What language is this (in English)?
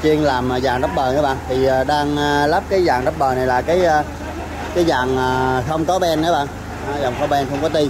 Vietnamese